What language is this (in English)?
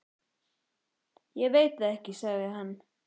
Icelandic